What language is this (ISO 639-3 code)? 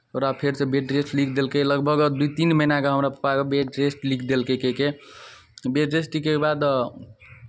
mai